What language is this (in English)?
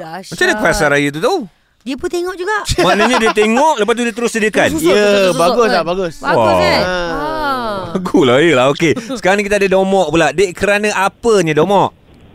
Malay